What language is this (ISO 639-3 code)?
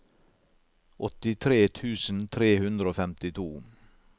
nor